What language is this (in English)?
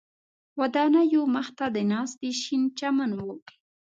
Pashto